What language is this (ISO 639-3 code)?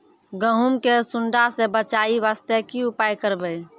mai